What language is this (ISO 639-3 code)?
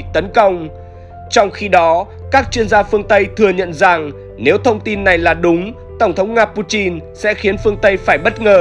vie